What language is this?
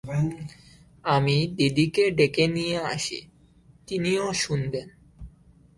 Bangla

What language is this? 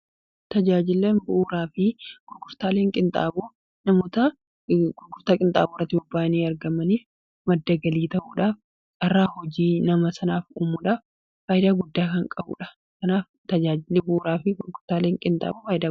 Oromo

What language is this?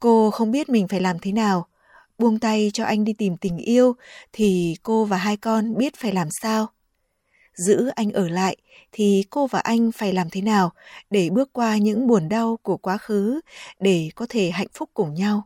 Vietnamese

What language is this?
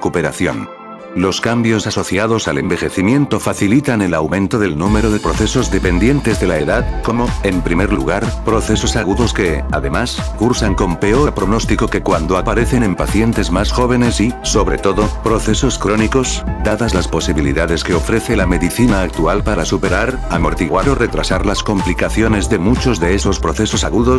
Spanish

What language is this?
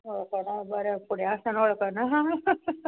Konkani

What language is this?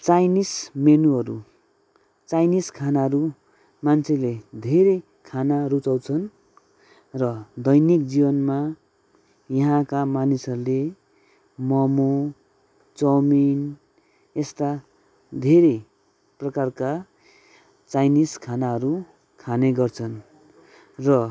Nepali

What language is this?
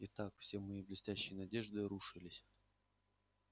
Russian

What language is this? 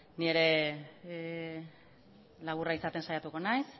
Basque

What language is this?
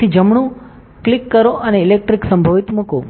Gujarati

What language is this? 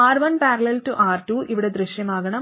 Malayalam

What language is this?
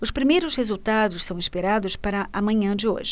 Portuguese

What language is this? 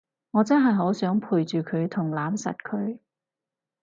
Cantonese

